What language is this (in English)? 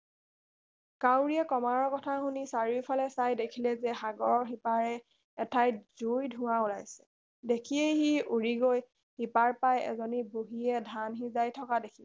Assamese